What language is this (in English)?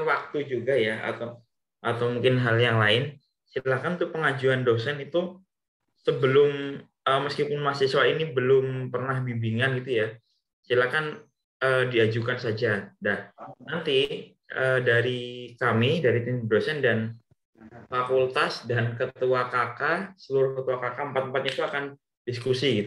Indonesian